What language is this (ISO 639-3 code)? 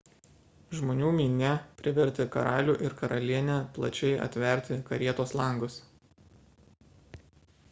lit